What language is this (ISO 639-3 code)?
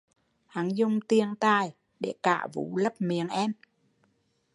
vie